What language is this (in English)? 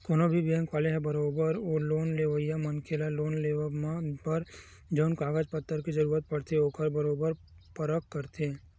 Chhattisgarhi